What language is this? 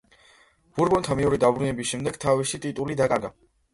Georgian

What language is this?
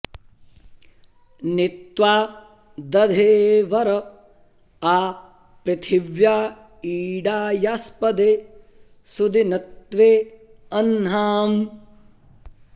Sanskrit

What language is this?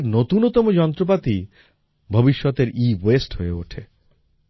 Bangla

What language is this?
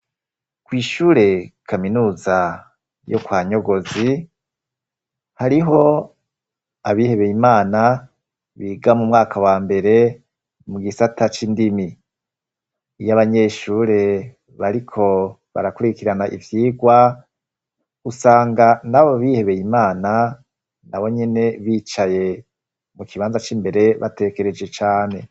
Rundi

